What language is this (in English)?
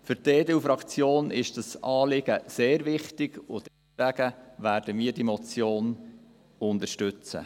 Swiss German